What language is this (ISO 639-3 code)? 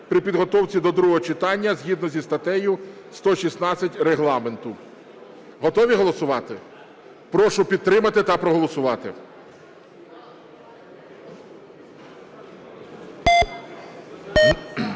ukr